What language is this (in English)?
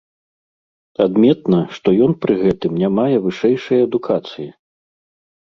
Belarusian